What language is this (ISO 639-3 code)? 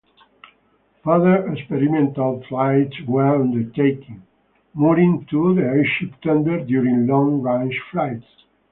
eng